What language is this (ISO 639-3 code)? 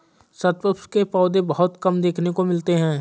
hin